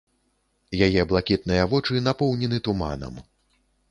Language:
Belarusian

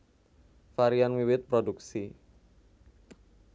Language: Javanese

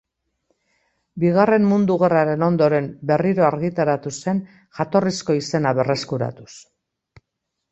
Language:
Basque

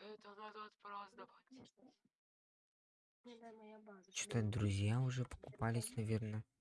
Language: Russian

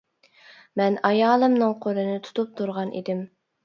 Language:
Uyghur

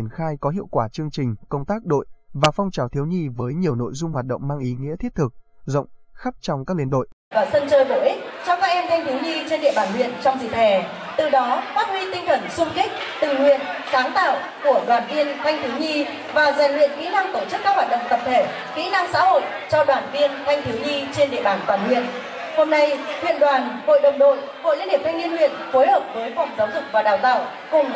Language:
Vietnamese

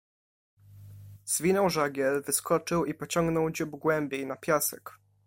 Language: Polish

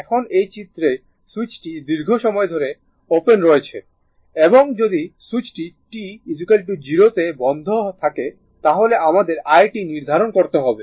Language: Bangla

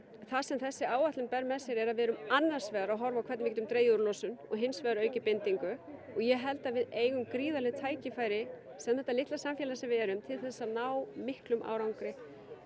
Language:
Icelandic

